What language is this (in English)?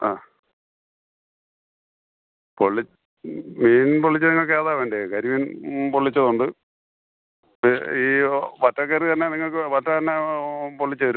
Malayalam